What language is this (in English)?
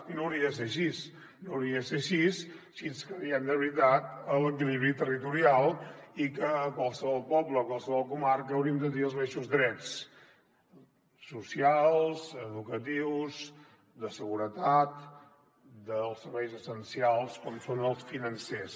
Catalan